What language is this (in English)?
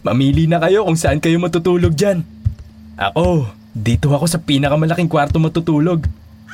Filipino